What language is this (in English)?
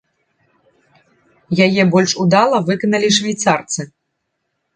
Belarusian